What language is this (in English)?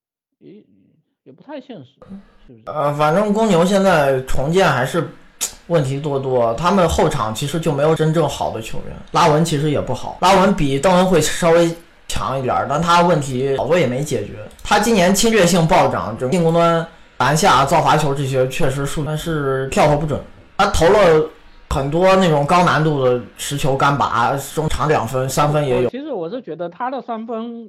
Chinese